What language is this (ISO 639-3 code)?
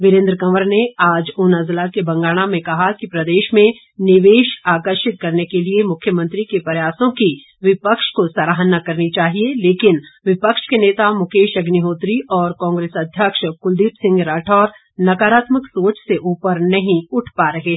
hin